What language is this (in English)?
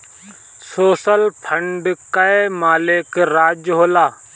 Bhojpuri